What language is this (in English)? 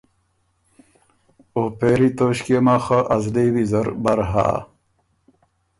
Ormuri